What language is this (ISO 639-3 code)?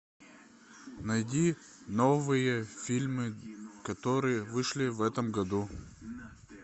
rus